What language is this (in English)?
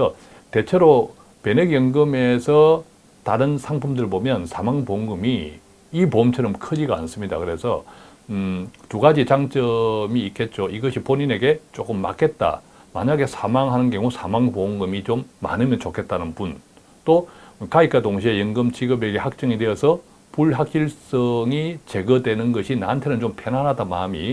Korean